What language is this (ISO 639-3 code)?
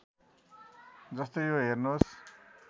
nep